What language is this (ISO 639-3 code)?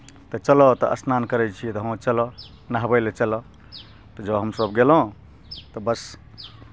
mai